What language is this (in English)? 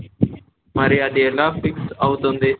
Telugu